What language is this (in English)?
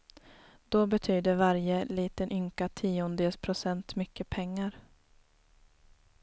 Swedish